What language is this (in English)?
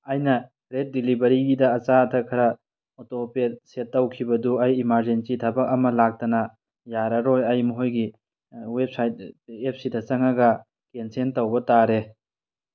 Manipuri